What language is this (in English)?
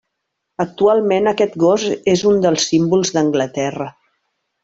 Catalan